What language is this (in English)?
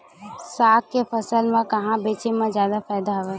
Chhattisgarhi